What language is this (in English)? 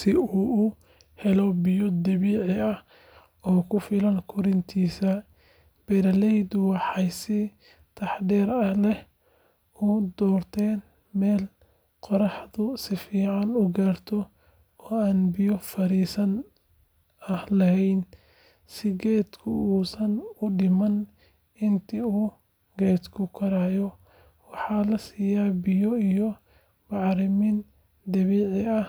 Somali